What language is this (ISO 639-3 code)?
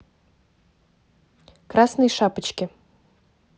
rus